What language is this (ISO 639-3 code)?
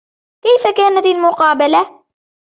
ara